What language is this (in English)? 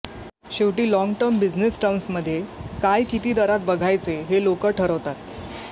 Marathi